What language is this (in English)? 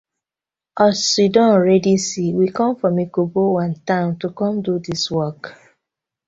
Nigerian Pidgin